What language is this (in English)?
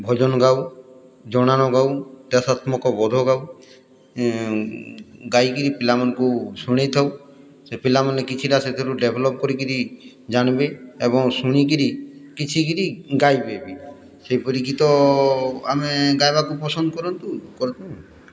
Odia